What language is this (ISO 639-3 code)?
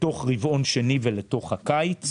heb